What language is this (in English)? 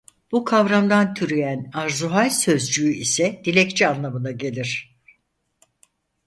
Turkish